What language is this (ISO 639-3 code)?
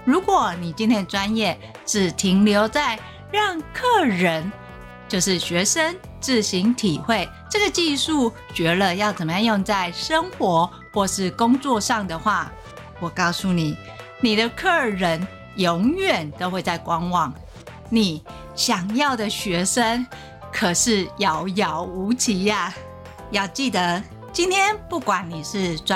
zho